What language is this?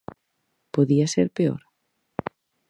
Galician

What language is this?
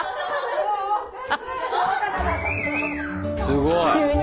Japanese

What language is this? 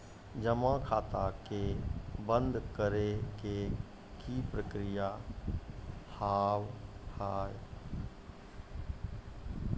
Maithili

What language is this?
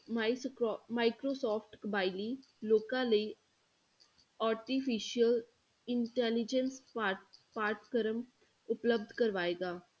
Punjabi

